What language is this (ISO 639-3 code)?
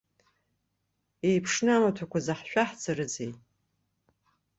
abk